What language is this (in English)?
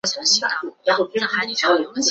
Chinese